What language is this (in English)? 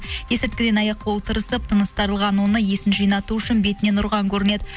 Kazakh